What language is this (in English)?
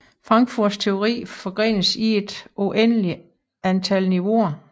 Danish